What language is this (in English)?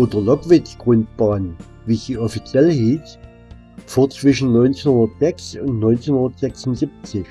German